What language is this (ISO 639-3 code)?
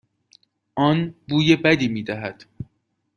fas